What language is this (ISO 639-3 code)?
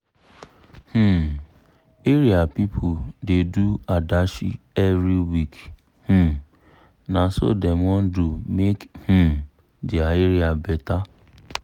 pcm